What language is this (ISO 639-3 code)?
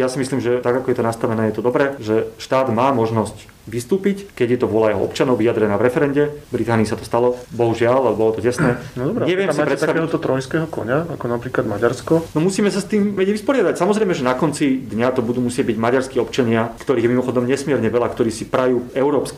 slk